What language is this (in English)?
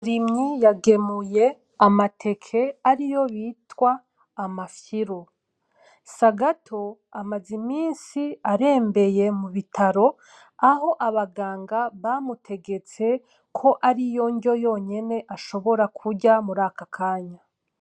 Rundi